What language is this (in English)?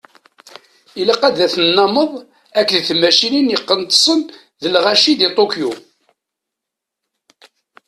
Kabyle